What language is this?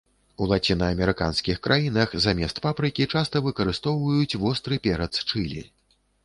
Belarusian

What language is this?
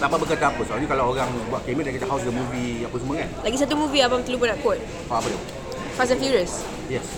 Malay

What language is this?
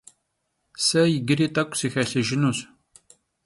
Kabardian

